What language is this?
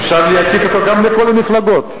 Hebrew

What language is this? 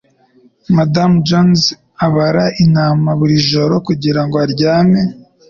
Kinyarwanda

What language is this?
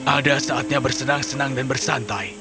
Indonesian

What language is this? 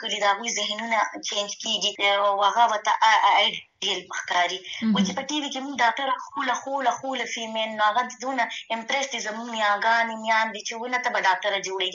Urdu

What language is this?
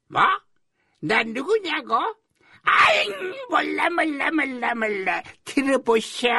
Korean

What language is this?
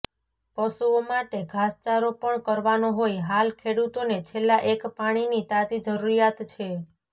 Gujarati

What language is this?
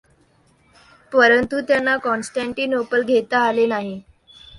Marathi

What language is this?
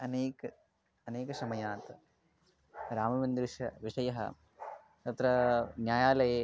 Sanskrit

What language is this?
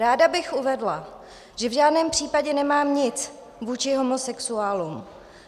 Czech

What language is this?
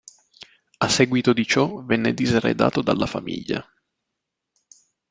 Italian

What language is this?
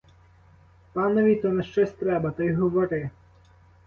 Ukrainian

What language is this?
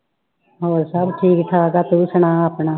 Punjabi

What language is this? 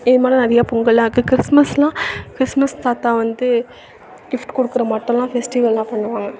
Tamil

